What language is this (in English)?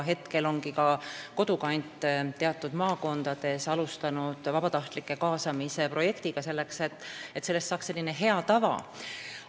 Estonian